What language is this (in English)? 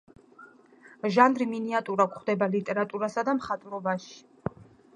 Georgian